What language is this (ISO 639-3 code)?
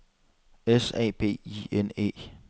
dan